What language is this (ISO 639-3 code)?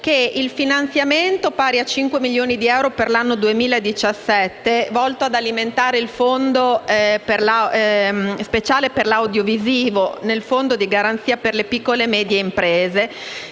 ita